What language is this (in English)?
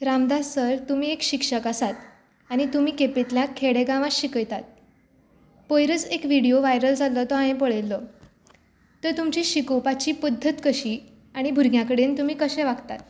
Konkani